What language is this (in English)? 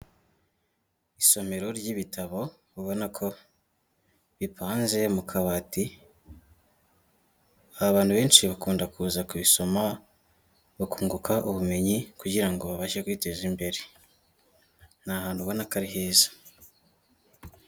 Kinyarwanda